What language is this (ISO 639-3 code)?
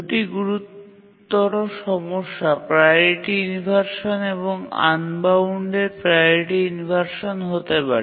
ben